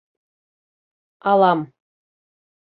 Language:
Bashkir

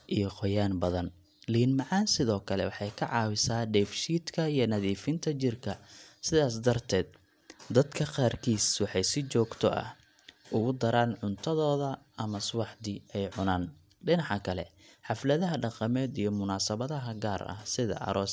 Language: Somali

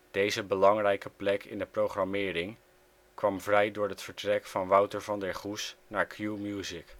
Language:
Dutch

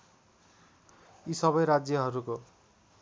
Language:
Nepali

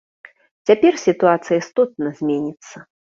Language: Belarusian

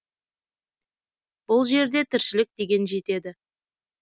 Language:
Kazakh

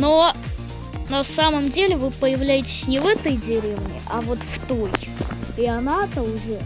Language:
Russian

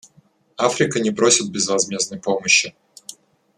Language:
Russian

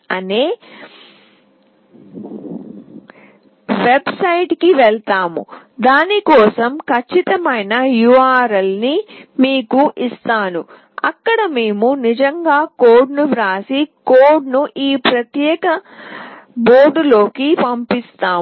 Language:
Telugu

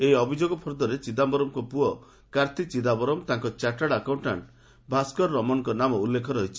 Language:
Odia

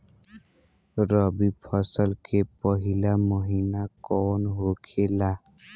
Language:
Bhojpuri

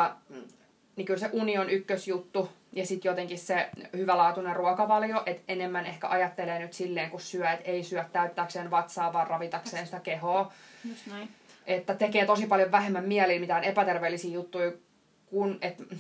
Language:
Finnish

